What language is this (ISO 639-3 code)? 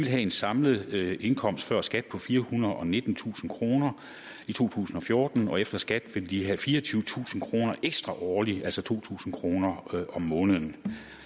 dan